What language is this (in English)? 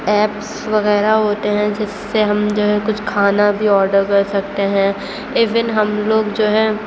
Urdu